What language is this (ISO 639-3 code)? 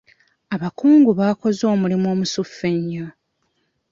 lug